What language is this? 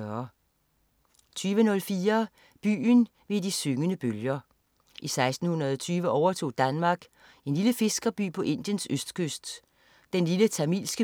Danish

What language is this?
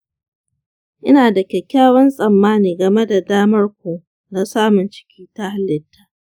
Hausa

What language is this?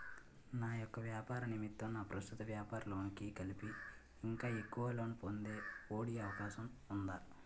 Telugu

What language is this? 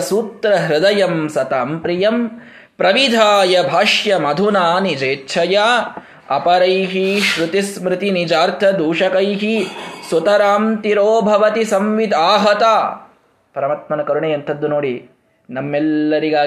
Kannada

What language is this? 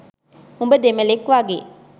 Sinhala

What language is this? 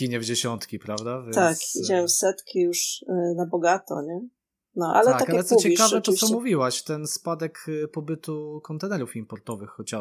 Polish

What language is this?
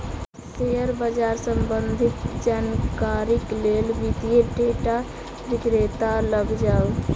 Maithili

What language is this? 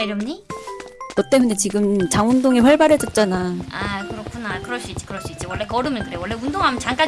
Korean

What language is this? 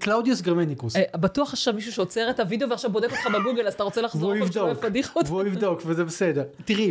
Hebrew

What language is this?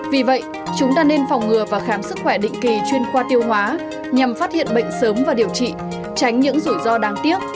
Vietnamese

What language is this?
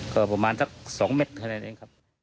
Thai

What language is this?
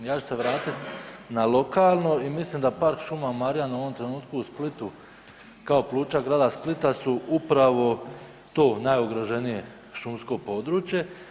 Croatian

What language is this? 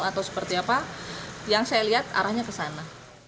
Indonesian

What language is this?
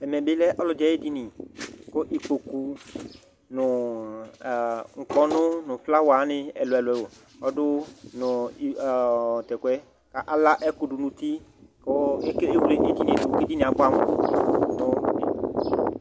Ikposo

